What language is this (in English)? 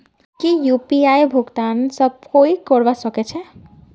Magahi